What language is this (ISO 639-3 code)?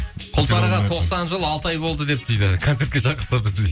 kaz